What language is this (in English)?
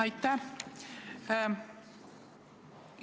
Estonian